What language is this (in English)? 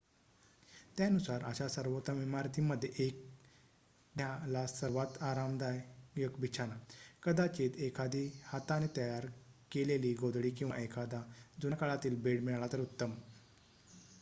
Marathi